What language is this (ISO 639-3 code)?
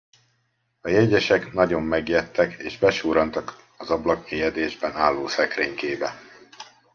hun